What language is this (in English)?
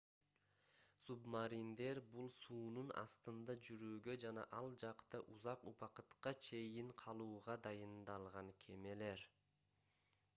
Kyrgyz